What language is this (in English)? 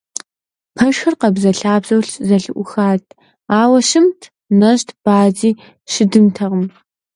Kabardian